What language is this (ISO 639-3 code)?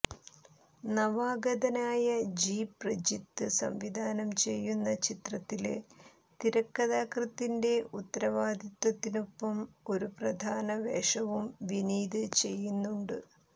mal